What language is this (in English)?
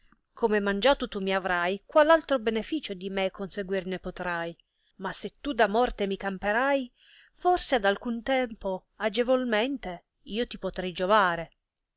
Italian